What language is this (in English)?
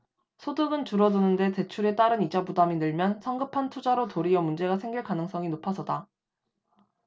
Korean